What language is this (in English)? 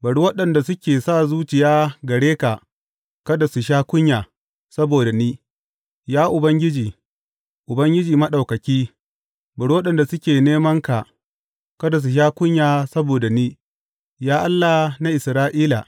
Hausa